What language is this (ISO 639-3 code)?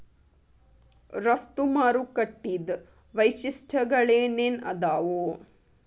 kan